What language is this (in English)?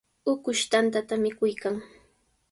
Sihuas Ancash Quechua